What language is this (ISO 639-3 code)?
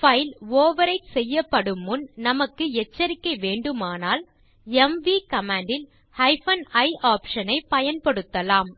tam